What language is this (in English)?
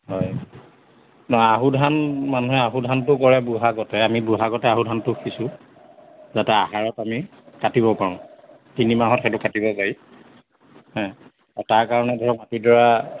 Assamese